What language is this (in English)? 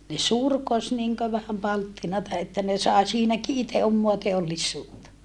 Finnish